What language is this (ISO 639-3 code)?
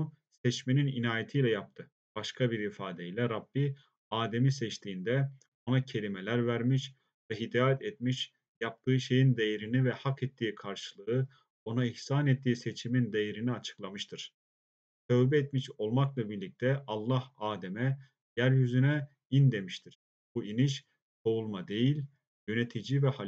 tur